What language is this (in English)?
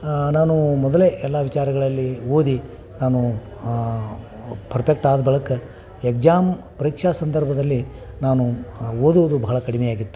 Kannada